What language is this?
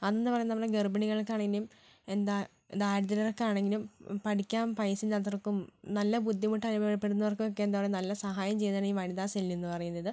Malayalam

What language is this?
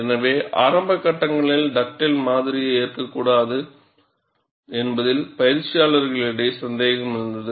Tamil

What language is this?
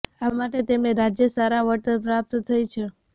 Gujarati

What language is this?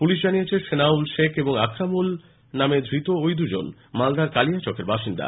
Bangla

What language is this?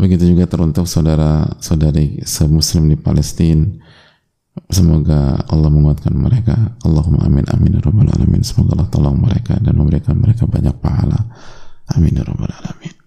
Indonesian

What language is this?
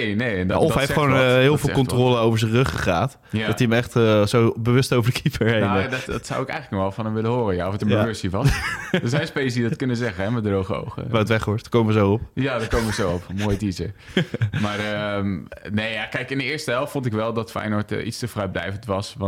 Dutch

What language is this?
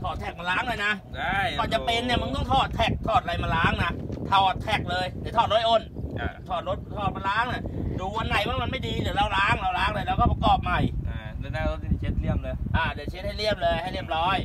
Thai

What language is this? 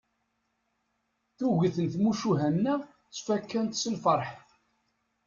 Kabyle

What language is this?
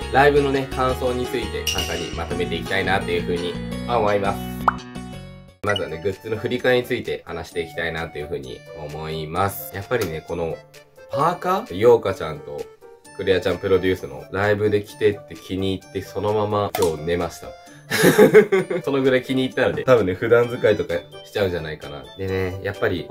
Japanese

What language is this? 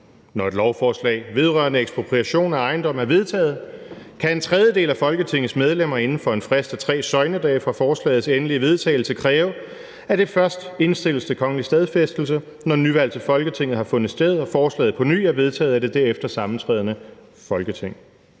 Danish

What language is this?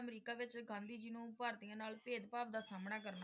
Punjabi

